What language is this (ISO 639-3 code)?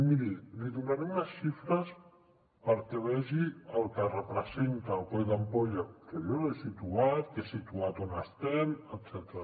cat